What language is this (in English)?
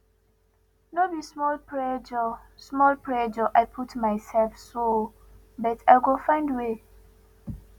Nigerian Pidgin